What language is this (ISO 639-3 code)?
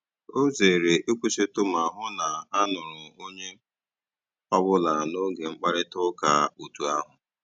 ibo